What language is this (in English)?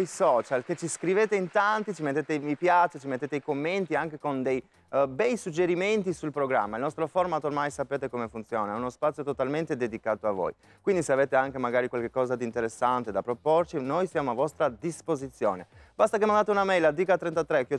Italian